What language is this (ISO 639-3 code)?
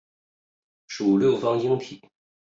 zho